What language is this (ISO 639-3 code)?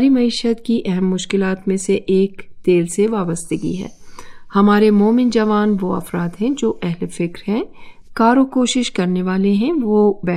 urd